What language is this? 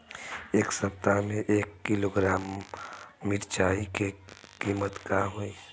Bhojpuri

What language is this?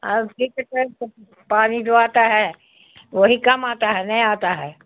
Urdu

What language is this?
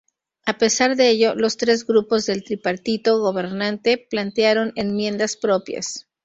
Spanish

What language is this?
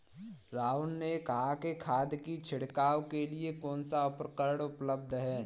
Hindi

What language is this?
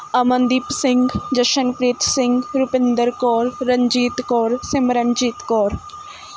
Punjabi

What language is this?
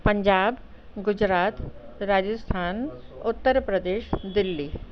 Sindhi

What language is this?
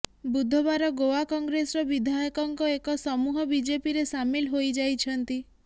Odia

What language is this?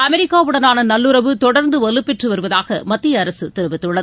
Tamil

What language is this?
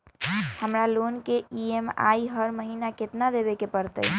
Magahi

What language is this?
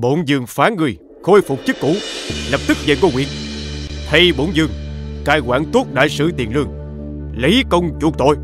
Vietnamese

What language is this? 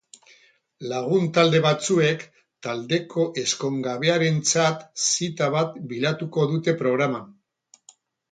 Basque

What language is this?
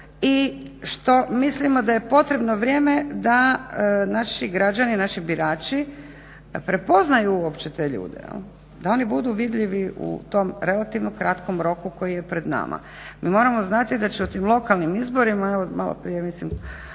Croatian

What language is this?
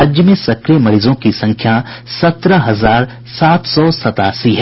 Hindi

